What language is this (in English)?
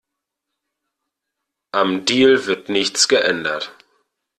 German